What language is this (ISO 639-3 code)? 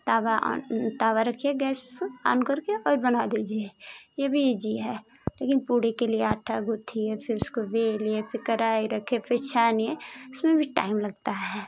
hin